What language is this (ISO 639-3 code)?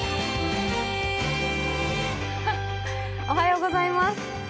jpn